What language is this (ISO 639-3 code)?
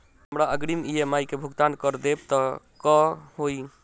mai